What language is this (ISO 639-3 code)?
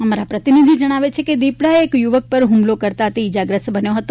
guj